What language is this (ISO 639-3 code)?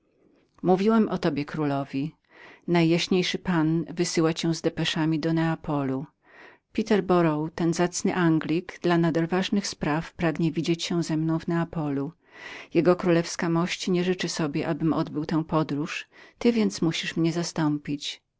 pol